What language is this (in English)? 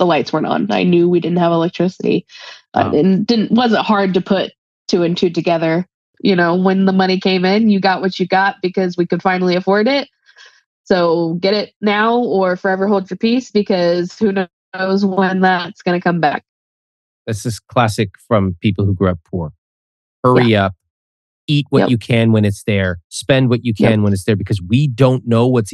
English